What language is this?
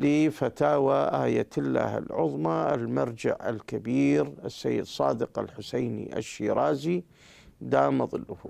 Arabic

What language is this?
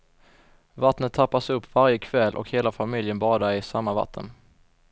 Swedish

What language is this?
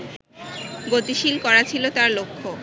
Bangla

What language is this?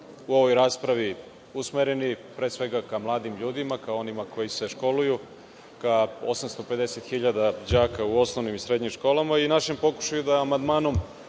Serbian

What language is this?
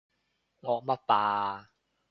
Cantonese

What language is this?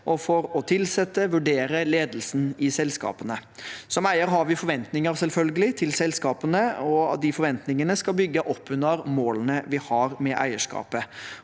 Norwegian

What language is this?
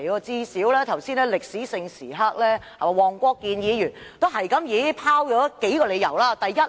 Cantonese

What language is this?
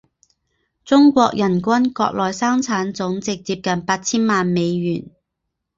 Chinese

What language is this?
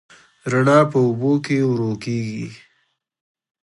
Pashto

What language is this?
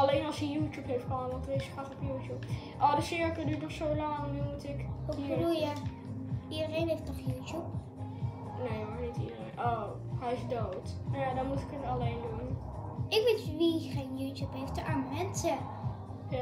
Dutch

